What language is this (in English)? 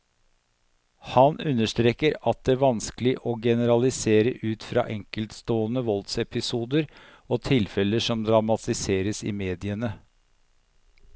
Norwegian